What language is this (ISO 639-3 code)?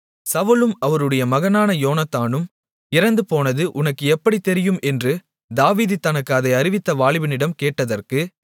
tam